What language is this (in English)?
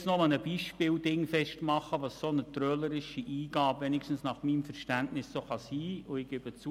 Swiss German